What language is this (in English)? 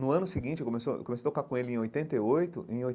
Portuguese